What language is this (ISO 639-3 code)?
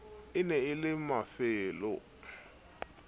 sot